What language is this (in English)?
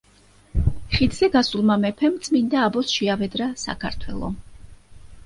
Georgian